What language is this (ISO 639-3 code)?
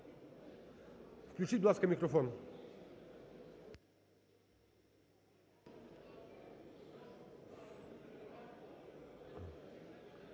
ukr